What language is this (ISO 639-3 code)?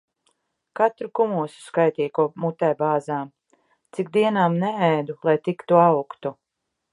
lav